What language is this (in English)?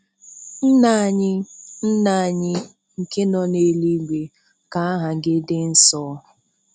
Igbo